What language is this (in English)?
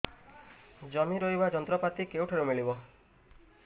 Odia